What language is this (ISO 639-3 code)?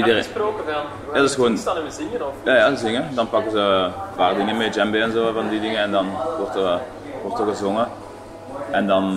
nld